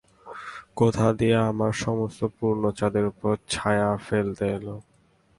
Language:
Bangla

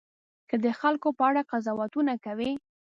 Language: Pashto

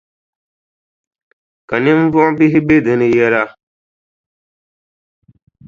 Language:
Dagbani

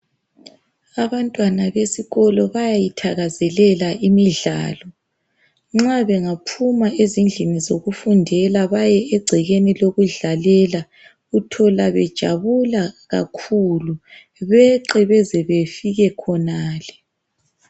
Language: North Ndebele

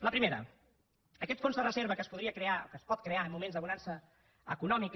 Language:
Catalan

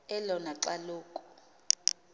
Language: Xhosa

